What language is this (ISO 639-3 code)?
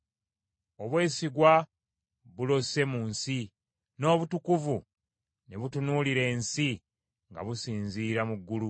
lug